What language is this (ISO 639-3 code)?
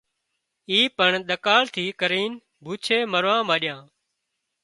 kxp